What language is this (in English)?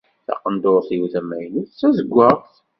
Kabyle